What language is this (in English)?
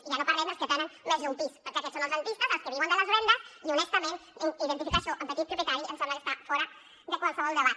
Catalan